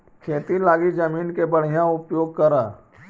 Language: Magahi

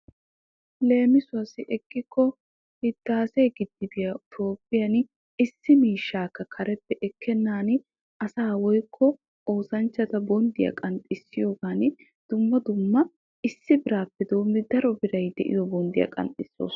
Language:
Wolaytta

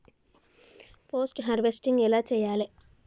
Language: Telugu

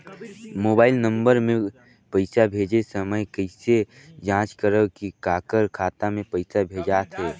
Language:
Chhattisgarhi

